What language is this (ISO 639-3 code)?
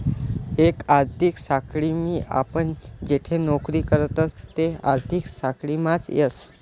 mar